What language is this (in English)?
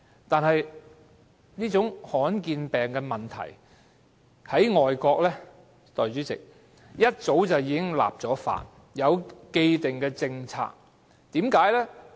Cantonese